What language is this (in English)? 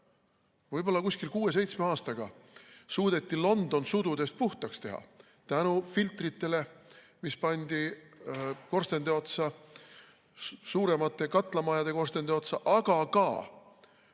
Estonian